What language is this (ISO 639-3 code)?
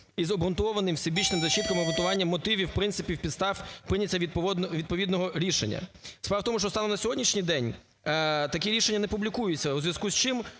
ukr